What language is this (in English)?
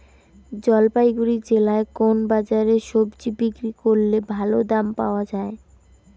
Bangla